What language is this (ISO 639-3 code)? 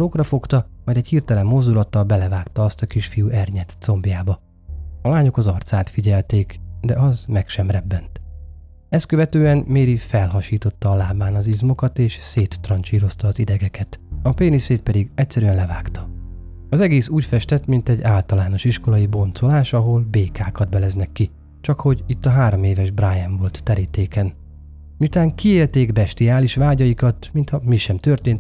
hun